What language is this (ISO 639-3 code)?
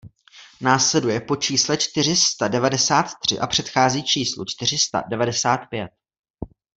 ces